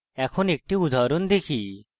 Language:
Bangla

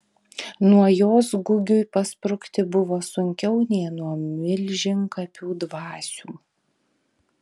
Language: Lithuanian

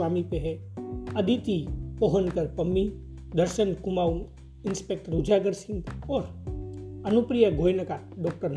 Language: Hindi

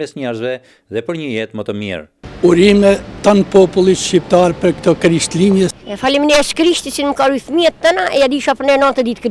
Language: Romanian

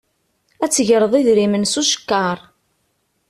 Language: Kabyle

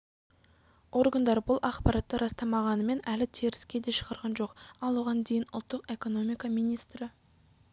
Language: Kazakh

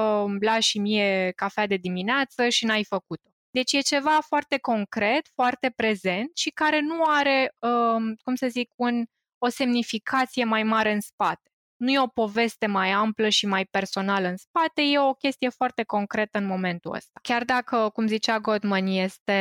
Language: Romanian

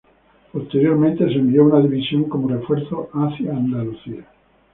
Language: Spanish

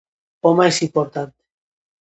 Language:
Galician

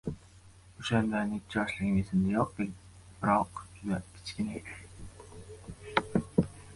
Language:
Uzbek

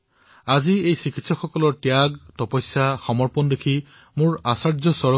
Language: Assamese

